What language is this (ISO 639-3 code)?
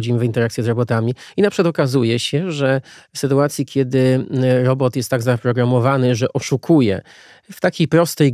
pol